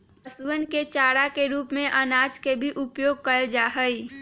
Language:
Magahi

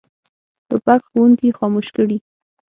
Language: Pashto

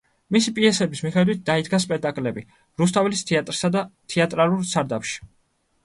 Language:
Georgian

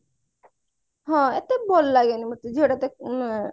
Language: Odia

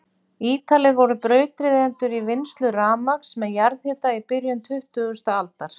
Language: Icelandic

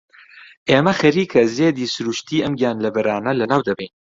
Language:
Central Kurdish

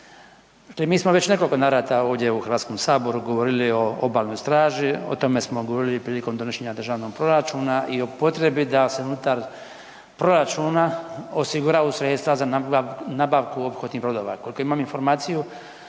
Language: Croatian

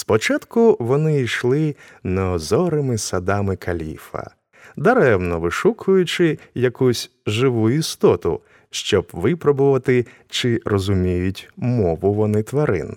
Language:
Ukrainian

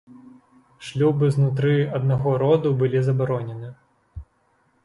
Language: Belarusian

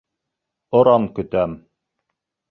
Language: Bashkir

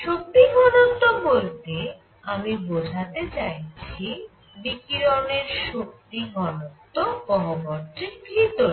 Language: Bangla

